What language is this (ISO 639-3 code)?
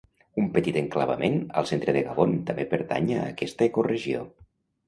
cat